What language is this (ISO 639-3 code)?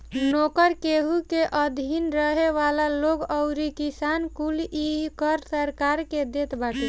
bho